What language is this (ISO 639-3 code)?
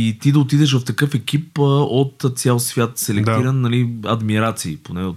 bul